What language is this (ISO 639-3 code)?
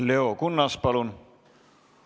est